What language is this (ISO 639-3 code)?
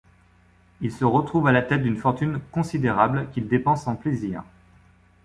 fra